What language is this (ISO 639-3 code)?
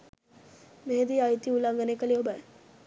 sin